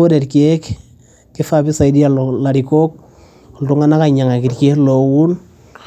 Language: Masai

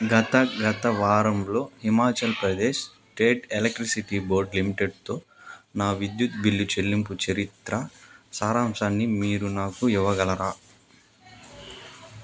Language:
Telugu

